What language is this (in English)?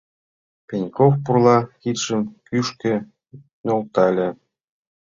Mari